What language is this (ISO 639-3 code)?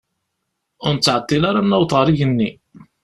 kab